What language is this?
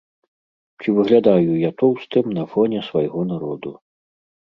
Belarusian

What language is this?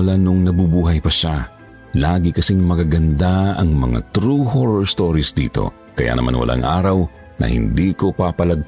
Filipino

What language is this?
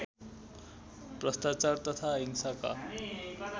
Nepali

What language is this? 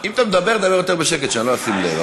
Hebrew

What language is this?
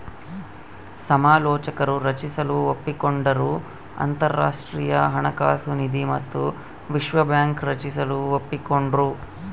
Kannada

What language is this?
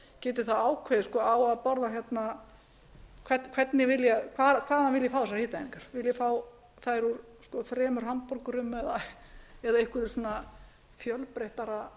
Icelandic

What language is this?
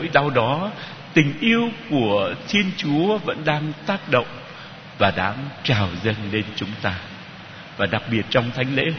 Vietnamese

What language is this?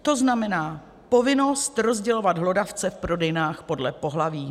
Czech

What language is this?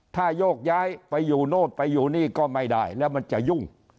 Thai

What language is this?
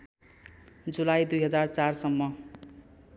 Nepali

